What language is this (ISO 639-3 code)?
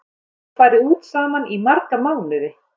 isl